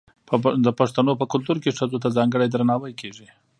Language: Pashto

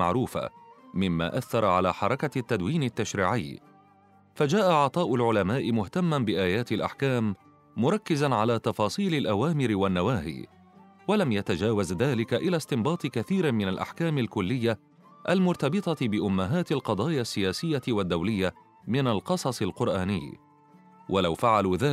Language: Arabic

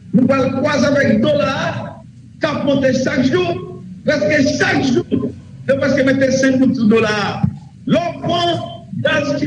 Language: French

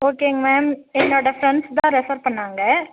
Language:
Tamil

